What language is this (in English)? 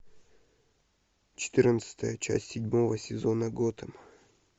Russian